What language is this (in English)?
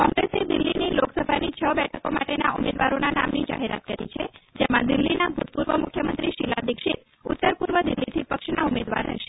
Gujarati